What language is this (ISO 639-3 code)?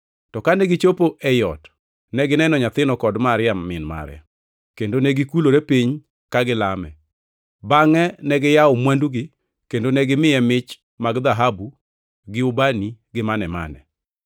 luo